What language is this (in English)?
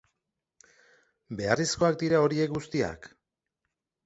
Basque